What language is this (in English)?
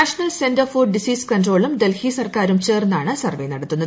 Malayalam